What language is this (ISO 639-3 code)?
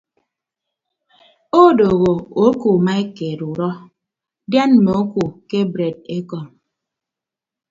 ibb